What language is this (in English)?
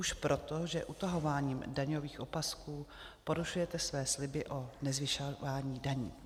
Czech